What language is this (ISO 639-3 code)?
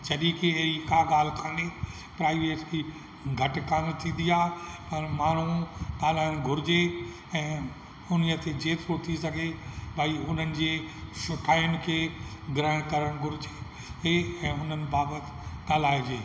snd